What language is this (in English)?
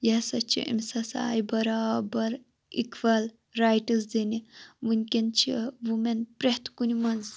Kashmiri